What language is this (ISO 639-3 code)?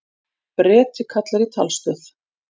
isl